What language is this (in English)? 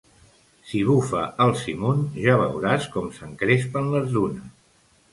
Catalan